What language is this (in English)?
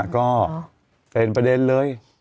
Thai